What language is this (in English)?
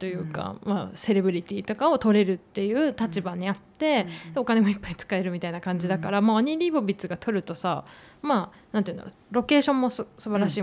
Japanese